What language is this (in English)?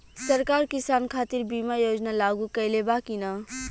Bhojpuri